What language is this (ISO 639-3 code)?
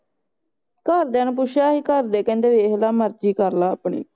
pan